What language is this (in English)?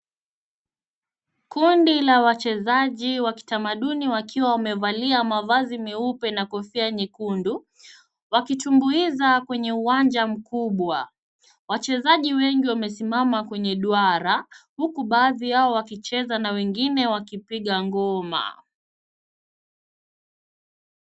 Swahili